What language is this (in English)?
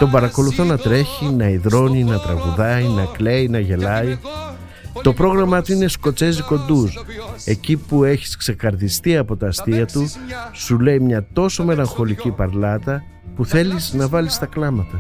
Greek